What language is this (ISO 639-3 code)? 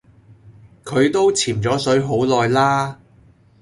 yue